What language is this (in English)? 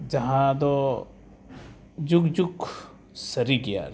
Santali